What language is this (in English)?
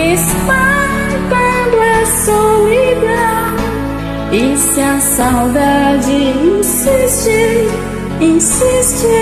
Portuguese